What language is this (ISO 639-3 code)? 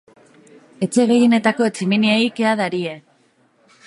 eus